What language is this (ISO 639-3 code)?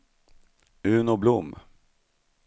swe